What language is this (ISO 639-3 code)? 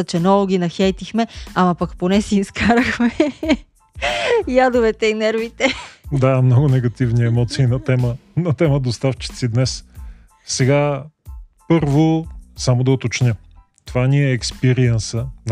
bul